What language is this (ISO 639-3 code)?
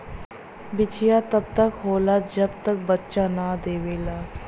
bho